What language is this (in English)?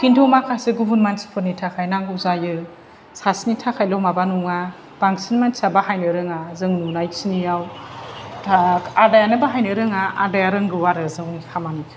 Bodo